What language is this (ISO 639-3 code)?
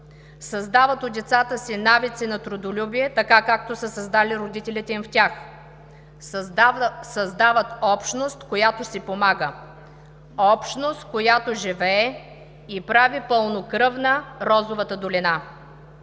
bul